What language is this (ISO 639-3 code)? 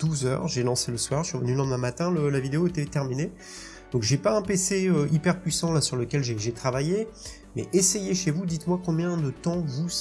fra